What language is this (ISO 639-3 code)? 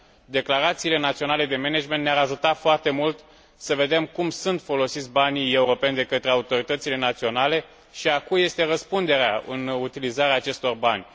ron